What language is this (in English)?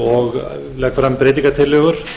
Icelandic